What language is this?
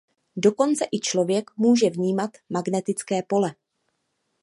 Czech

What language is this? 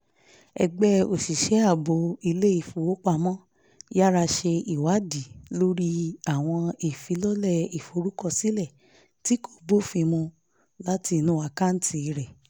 Yoruba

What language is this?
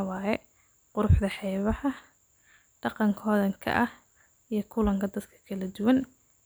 Somali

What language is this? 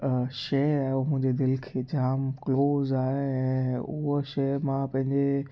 Sindhi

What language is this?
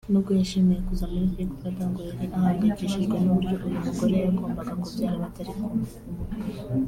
Kinyarwanda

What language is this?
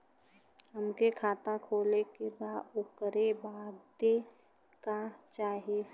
Bhojpuri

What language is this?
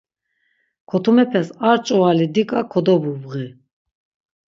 Laz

